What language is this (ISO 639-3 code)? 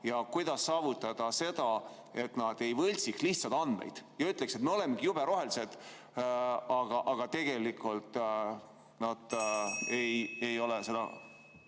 est